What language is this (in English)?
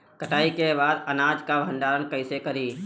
Bhojpuri